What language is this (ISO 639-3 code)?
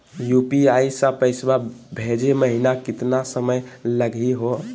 mag